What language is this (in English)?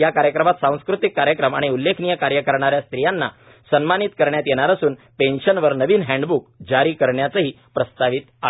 Marathi